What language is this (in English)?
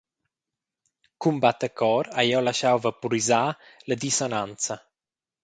Romansh